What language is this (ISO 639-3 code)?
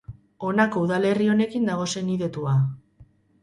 eus